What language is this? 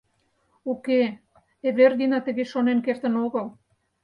Mari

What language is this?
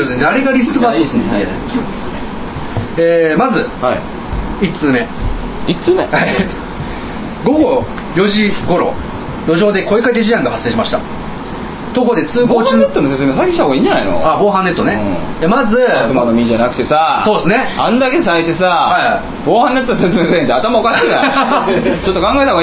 Japanese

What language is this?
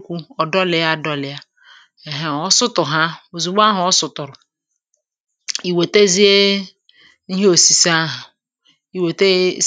Igbo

